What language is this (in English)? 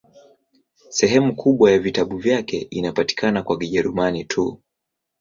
Swahili